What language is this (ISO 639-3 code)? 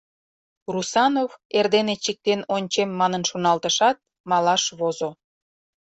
chm